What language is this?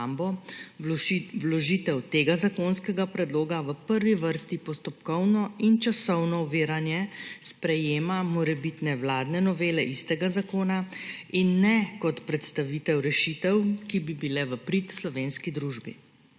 Slovenian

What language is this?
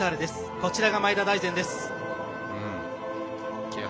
Japanese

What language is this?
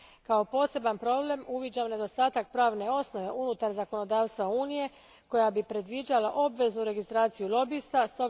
Croatian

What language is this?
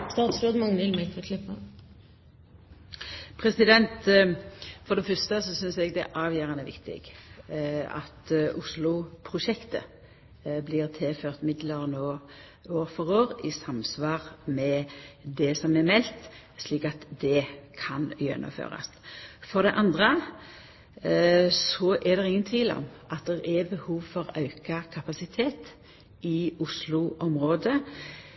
Norwegian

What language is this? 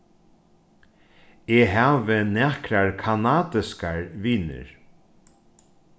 Faroese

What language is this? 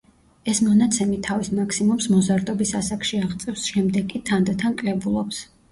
Georgian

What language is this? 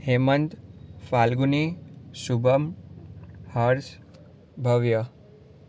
Gujarati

